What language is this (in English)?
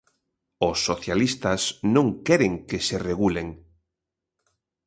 Galician